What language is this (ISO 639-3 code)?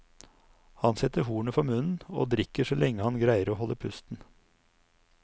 nor